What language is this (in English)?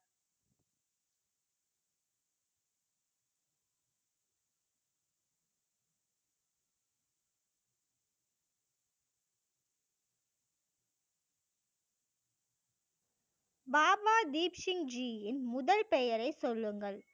Tamil